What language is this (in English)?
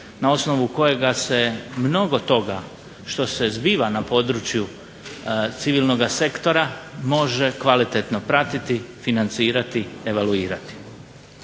Croatian